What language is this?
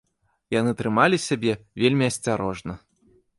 Belarusian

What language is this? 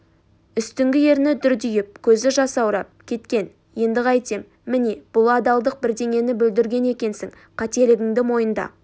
Kazakh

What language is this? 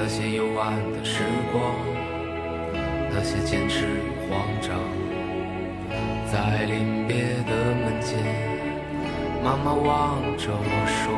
Chinese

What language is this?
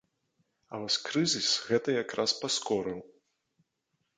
Belarusian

